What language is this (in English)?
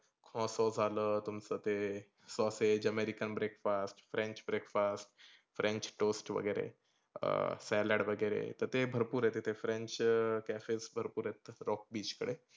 Marathi